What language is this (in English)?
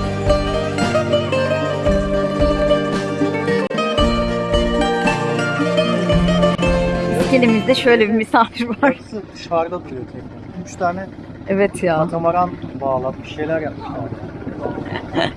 Turkish